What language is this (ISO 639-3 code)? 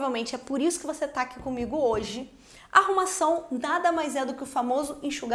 por